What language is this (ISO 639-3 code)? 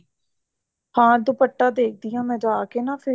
pan